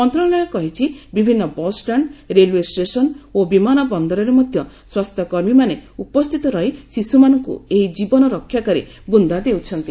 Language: Odia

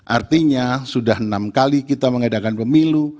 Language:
Indonesian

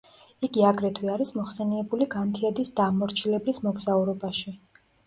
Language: Georgian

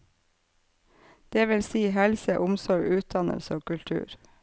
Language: Norwegian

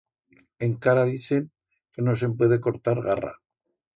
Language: Aragonese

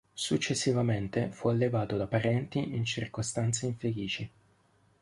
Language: Italian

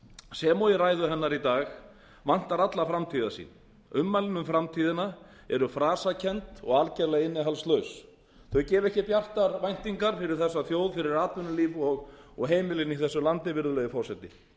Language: Icelandic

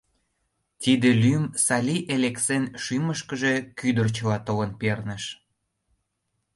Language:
Mari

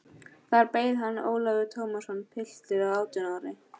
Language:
Icelandic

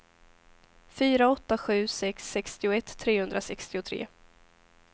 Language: Swedish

